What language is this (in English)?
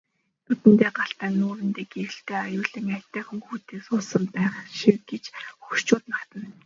Mongolian